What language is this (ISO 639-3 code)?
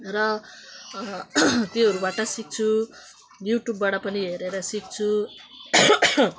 nep